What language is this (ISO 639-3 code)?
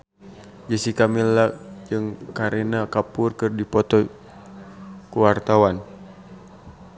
sun